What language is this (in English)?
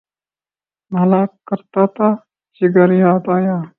Urdu